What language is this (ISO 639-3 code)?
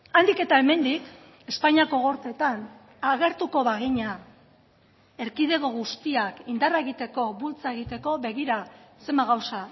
eus